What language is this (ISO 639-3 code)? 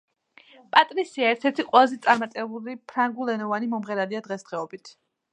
kat